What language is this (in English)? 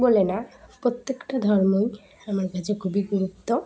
Bangla